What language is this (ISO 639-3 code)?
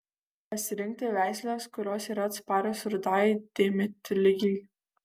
lit